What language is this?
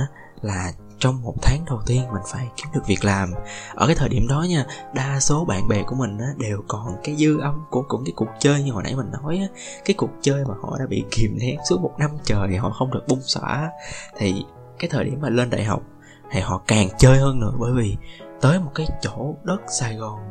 Vietnamese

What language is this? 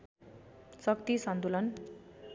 Nepali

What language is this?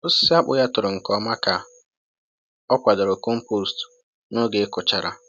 Igbo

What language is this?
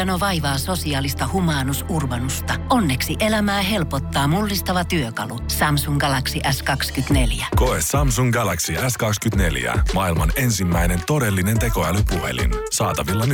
Finnish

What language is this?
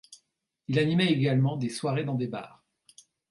French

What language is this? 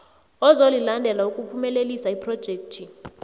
South Ndebele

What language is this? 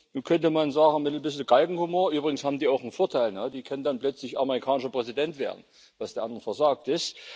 German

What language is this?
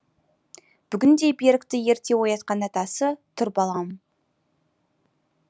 Kazakh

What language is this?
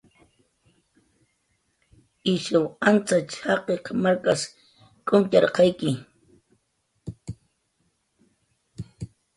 Jaqaru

